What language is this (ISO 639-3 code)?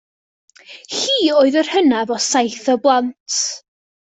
cym